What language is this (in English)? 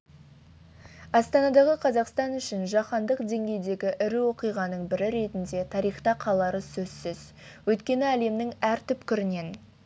Kazakh